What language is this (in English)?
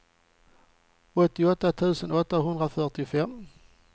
Swedish